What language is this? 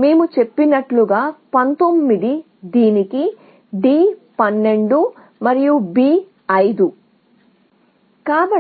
Telugu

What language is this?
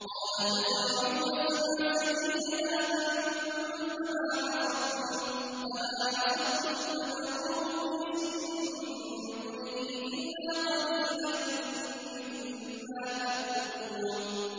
Arabic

